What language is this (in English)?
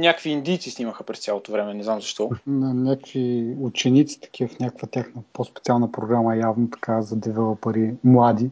Bulgarian